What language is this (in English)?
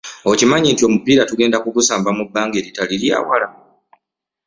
Ganda